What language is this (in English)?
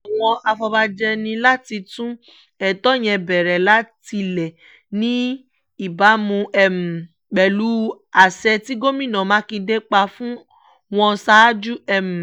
Yoruba